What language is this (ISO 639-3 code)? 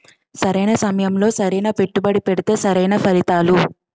tel